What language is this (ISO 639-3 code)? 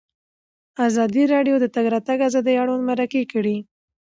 pus